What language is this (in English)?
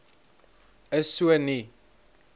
Afrikaans